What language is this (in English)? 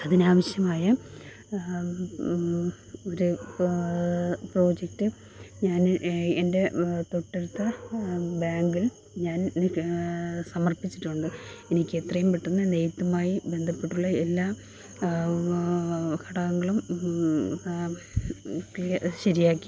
Malayalam